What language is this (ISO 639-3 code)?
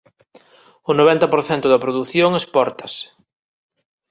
glg